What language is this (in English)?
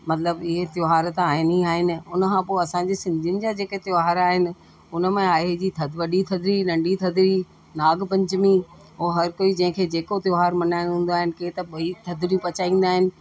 Sindhi